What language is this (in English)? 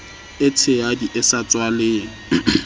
Southern Sotho